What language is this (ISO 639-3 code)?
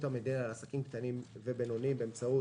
heb